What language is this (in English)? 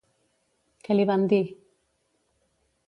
Catalan